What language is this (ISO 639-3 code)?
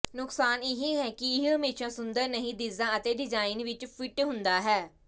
pan